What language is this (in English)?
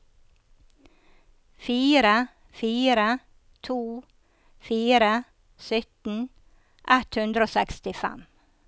Norwegian